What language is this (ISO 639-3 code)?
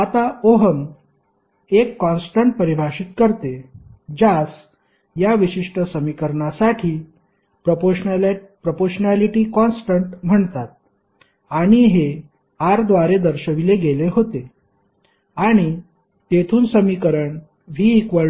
mar